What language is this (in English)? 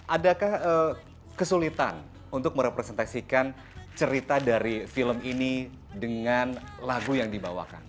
Indonesian